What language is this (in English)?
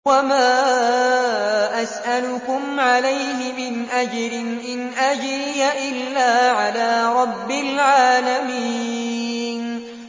Arabic